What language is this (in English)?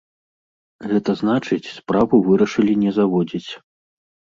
Belarusian